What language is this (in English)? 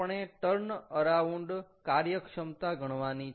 Gujarati